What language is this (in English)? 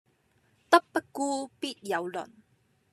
Cantonese